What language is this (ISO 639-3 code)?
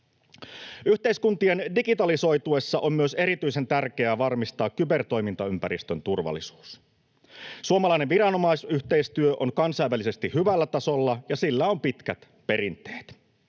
fin